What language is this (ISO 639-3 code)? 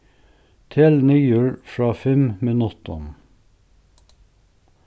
fao